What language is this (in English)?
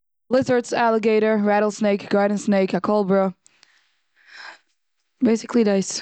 Yiddish